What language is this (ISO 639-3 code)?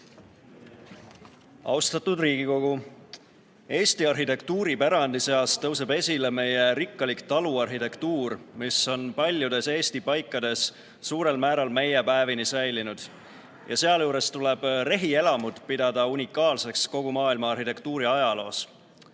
est